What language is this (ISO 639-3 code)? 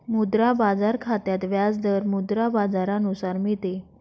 mar